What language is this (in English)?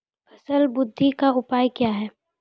Maithili